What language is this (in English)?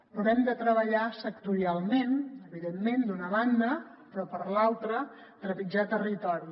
Catalan